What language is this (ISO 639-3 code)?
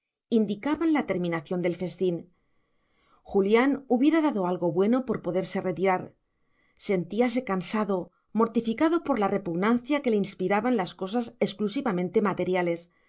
spa